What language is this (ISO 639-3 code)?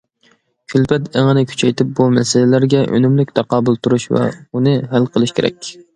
uig